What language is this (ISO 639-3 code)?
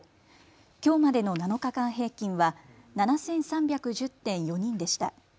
jpn